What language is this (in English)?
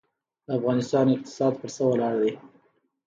Pashto